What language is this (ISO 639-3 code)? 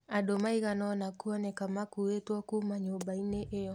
kik